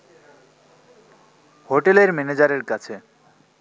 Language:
Bangla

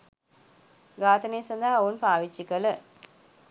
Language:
Sinhala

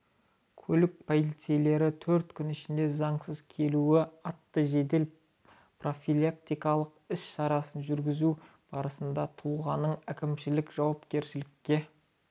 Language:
Kazakh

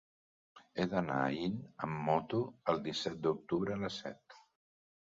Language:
Catalan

